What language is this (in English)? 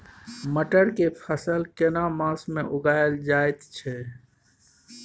Maithili